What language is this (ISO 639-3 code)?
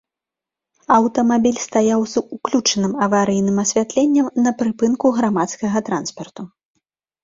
bel